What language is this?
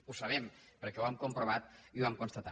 Catalan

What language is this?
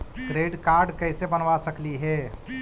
Magahi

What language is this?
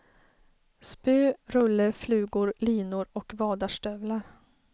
Swedish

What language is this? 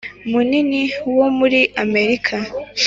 Kinyarwanda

